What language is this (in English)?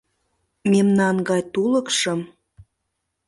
Mari